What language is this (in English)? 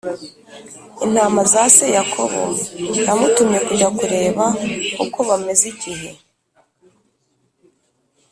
Kinyarwanda